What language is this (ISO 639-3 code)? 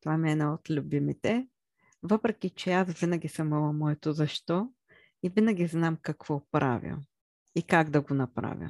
bul